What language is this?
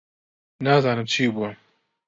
Central Kurdish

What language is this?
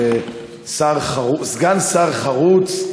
Hebrew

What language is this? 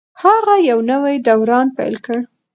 Pashto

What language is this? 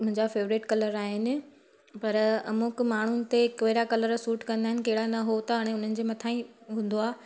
Sindhi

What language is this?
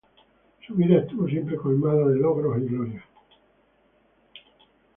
Spanish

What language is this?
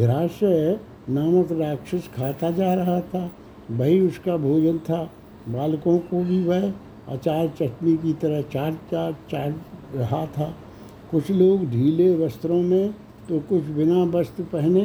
Hindi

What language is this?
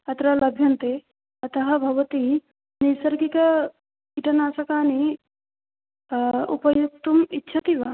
Sanskrit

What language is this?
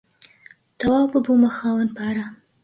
Central Kurdish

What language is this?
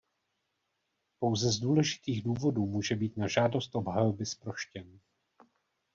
Czech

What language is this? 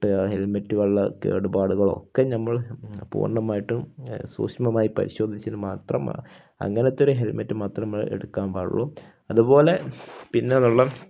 Malayalam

